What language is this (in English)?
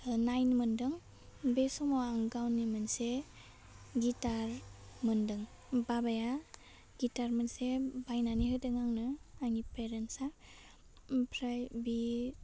Bodo